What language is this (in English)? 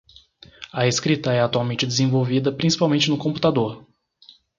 Portuguese